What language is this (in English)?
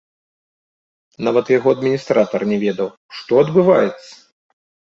Belarusian